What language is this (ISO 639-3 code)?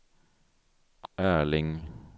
swe